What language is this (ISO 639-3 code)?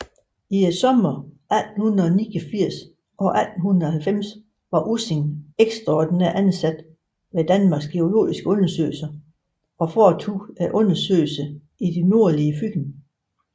dan